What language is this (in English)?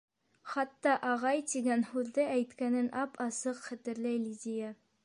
Bashkir